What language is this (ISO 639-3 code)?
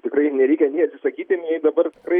lit